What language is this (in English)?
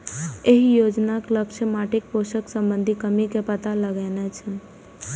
Maithili